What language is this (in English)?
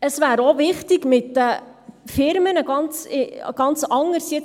Swiss German